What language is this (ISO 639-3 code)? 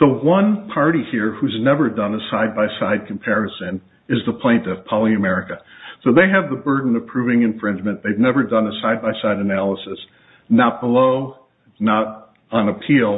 eng